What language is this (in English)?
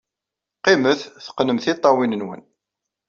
Kabyle